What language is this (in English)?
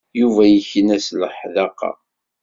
Kabyle